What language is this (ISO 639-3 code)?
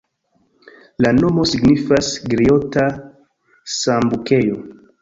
epo